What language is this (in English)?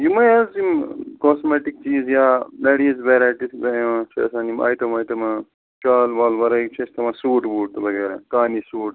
Kashmiri